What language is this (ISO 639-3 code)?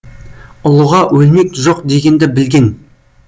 kaz